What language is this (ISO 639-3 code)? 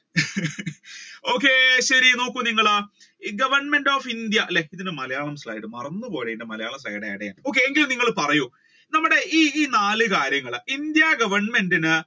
mal